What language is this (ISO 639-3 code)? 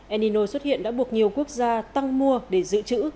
vie